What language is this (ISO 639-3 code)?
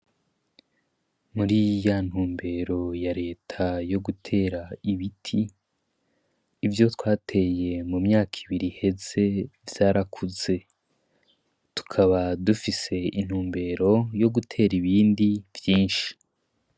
run